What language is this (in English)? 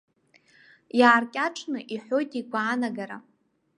Abkhazian